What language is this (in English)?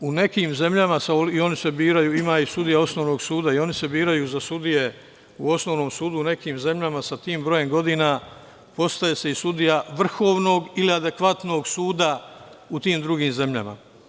Serbian